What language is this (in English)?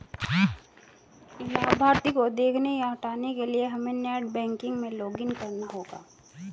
Hindi